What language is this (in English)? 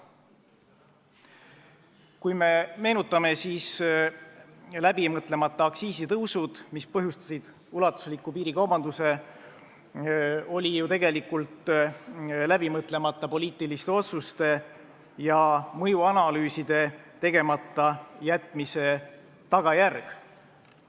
Estonian